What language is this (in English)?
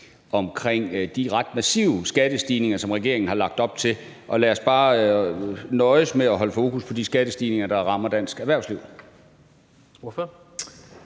Danish